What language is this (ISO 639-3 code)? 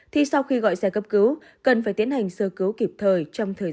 vie